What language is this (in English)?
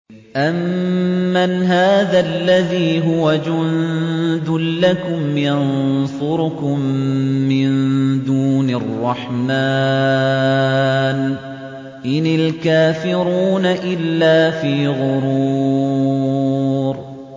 Arabic